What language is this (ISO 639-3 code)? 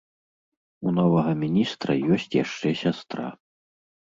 bel